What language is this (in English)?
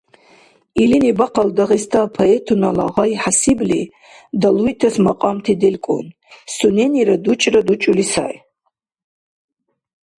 Dargwa